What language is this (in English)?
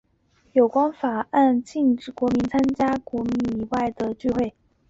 Chinese